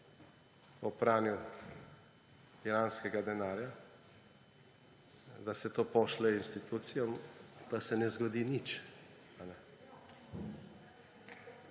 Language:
Slovenian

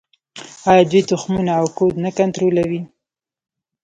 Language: Pashto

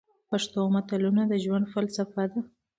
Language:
Pashto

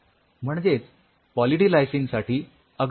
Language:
Marathi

